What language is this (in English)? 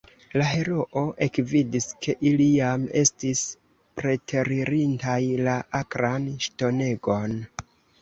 Esperanto